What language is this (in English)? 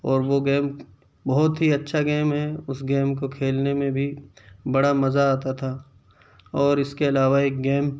Urdu